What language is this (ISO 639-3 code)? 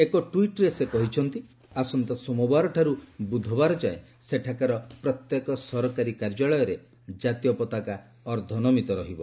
ori